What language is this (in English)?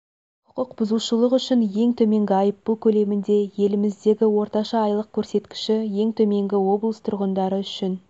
Kazakh